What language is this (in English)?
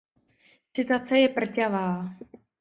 Czech